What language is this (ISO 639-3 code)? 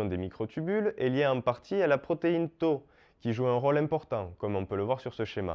fra